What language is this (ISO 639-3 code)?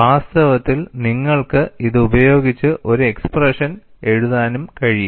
mal